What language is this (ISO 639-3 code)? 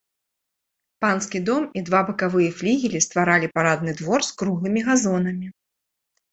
bel